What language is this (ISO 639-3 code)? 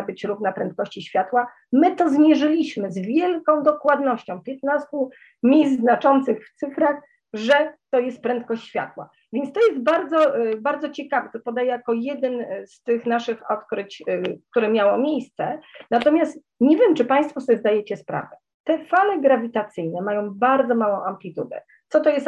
pol